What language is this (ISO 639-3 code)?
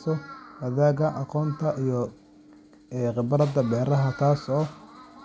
som